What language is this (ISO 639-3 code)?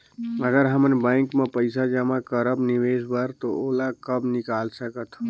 hne